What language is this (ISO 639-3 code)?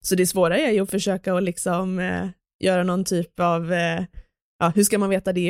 swe